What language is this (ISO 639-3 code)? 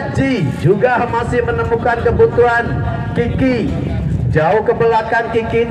ind